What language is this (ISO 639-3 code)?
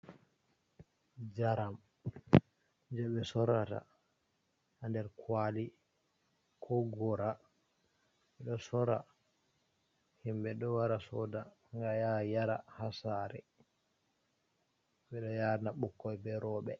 ful